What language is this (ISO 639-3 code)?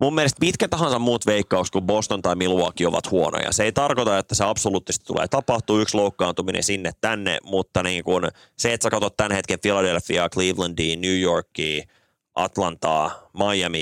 fin